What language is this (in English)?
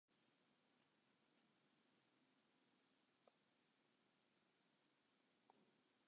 Western Frisian